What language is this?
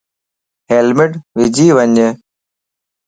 Lasi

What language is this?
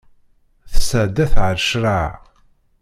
Kabyle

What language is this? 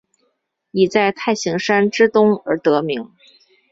Chinese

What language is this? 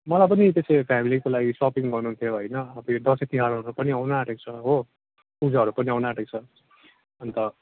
Nepali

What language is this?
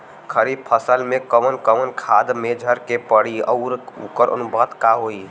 Bhojpuri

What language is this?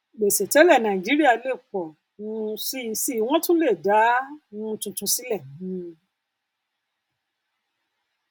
Yoruba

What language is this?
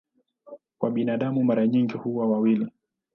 Swahili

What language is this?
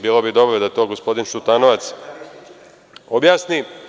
Serbian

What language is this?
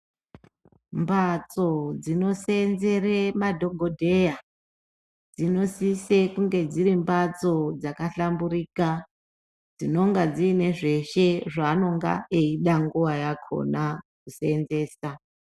Ndau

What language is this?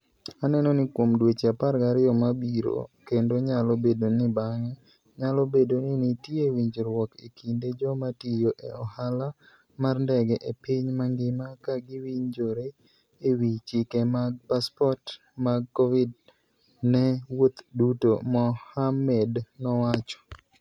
Luo (Kenya and Tanzania)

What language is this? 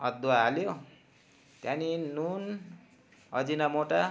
Nepali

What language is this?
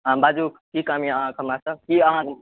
Maithili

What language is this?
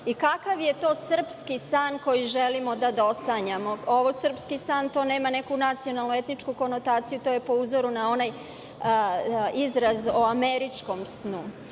Serbian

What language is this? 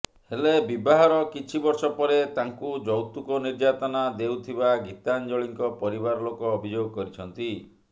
Odia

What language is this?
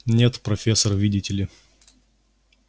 Russian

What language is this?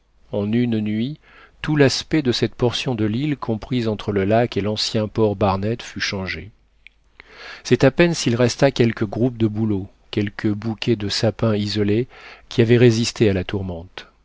French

